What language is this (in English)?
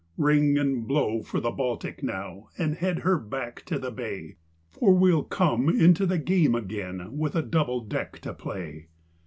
English